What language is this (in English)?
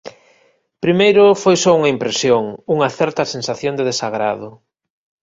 Galician